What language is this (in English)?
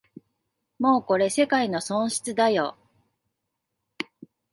Japanese